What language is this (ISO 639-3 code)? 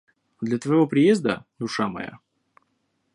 rus